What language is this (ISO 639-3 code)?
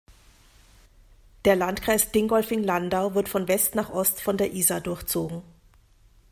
deu